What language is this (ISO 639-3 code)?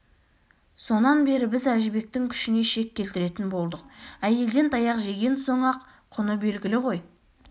kaz